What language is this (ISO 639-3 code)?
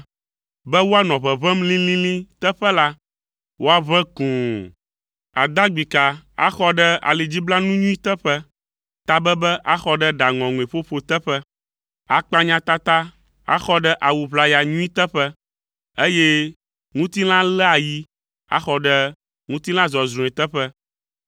ewe